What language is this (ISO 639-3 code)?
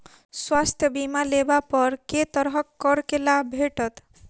mai